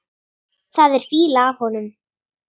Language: Icelandic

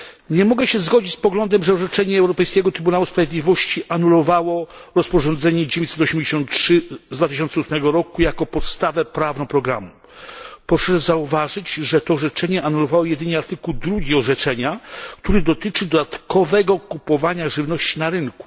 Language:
Polish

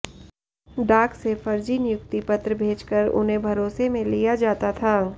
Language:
Hindi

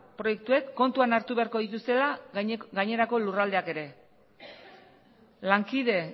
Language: Basque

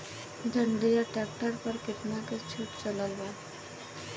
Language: Bhojpuri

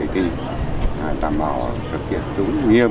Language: Vietnamese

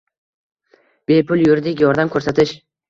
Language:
Uzbek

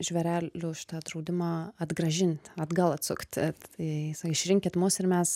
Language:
Lithuanian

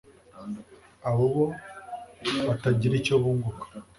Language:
Kinyarwanda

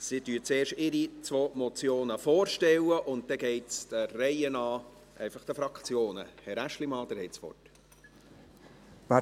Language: Swiss German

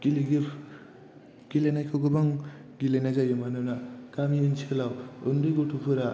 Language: Bodo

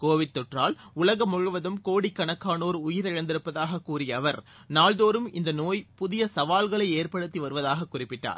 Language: Tamil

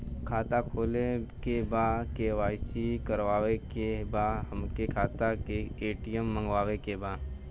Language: Bhojpuri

